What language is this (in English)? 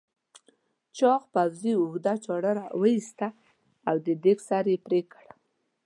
Pashto